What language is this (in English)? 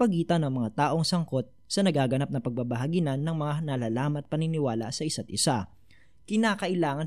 Filipino